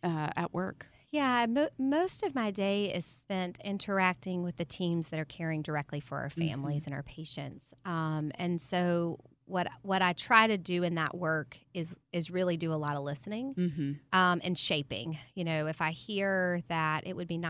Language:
English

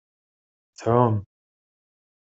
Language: Kabyle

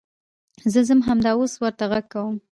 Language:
Pashto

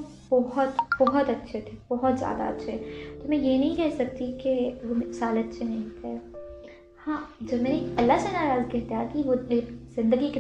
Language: Urdu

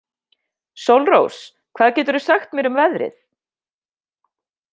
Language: Icelandic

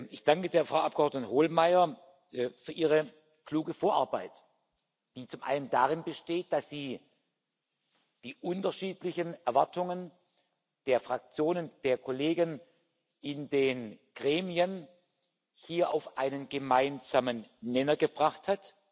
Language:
German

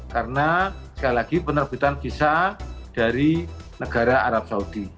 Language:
Indonesian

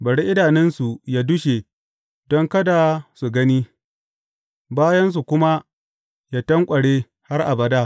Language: Hausa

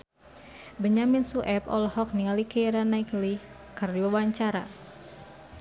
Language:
Sundanese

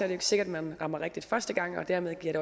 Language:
Danish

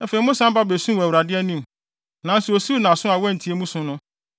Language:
Akan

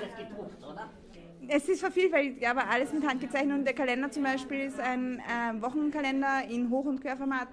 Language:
German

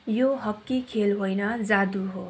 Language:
Nepali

